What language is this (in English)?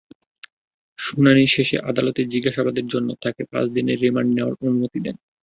Bangla